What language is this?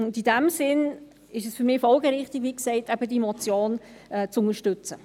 Swiss German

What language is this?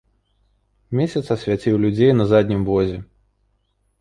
Belarusian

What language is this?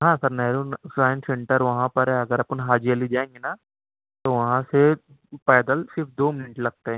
Urdu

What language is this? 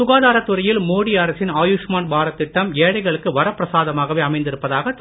Tamil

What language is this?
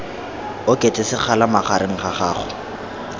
Tswana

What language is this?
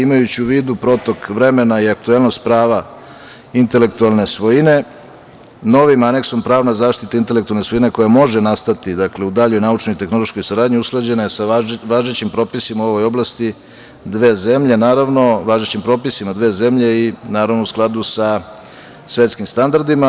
Serbian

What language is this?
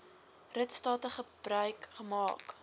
Afrikaans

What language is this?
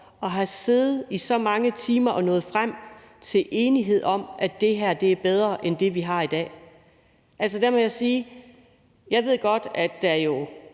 Danish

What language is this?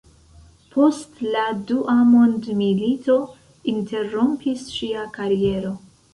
Esperanto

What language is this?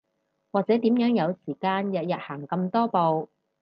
Cantonese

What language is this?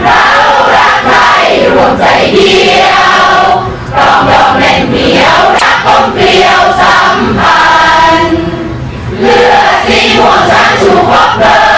Thai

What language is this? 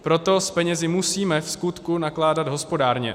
Czech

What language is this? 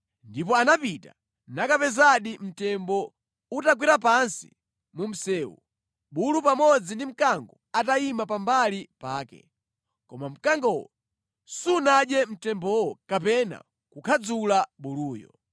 Nyanja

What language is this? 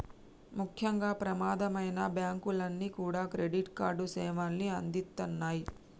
Telugu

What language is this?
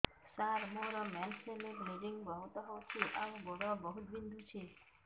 Odia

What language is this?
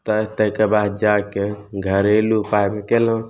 Maithili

